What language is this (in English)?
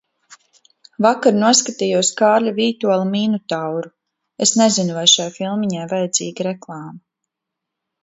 Latvian